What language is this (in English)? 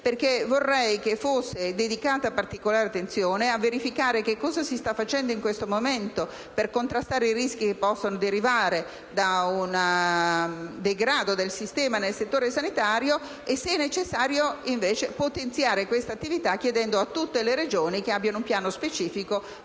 Italian